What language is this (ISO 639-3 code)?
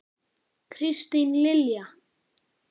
isl